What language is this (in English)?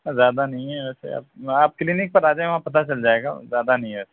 Urdu